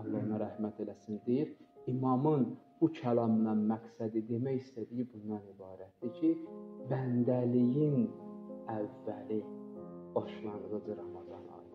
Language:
Turkish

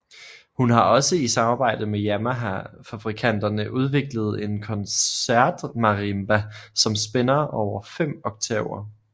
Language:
Danish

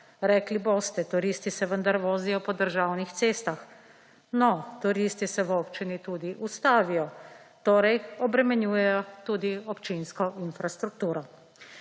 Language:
Slovenian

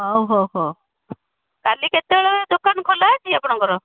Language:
Odia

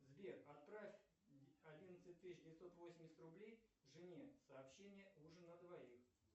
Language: Russian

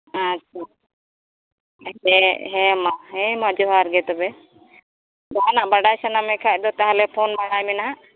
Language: Santali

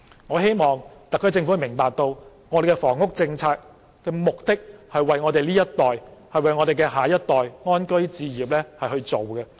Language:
Cantonese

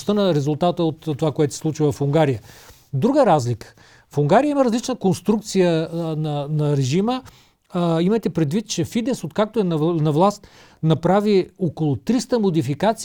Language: Bulgarian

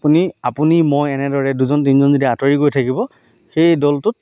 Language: Assamese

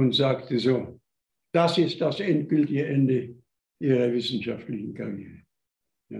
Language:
German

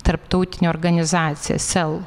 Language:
Lithuanian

